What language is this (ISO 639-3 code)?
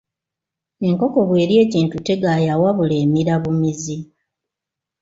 lug